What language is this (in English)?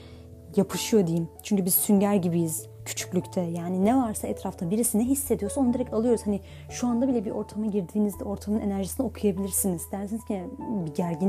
Turkish